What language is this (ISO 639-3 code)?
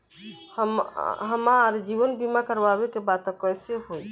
bho